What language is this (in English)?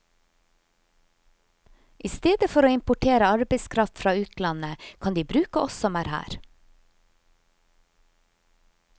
Norwegian